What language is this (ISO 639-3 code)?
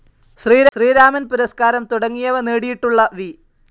mal